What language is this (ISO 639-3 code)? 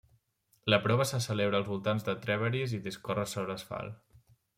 cat